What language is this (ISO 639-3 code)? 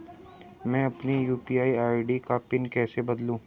hin